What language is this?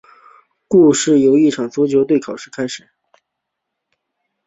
Chinese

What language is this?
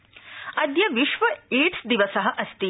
Sanskrit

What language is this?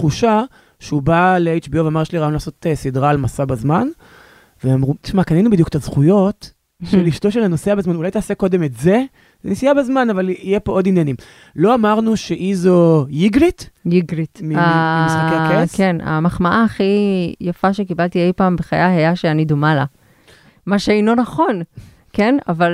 Hebrew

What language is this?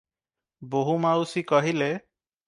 Odia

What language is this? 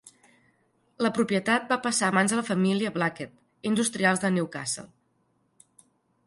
Catalan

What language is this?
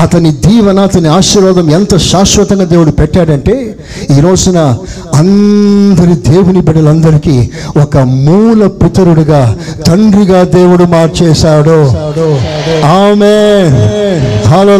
Telugu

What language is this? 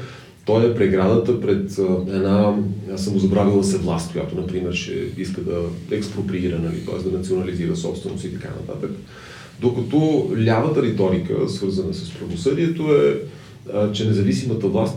Bulgarian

